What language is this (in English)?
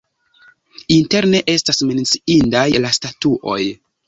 Esperanto